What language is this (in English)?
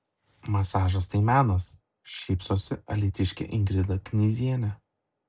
Lithuanian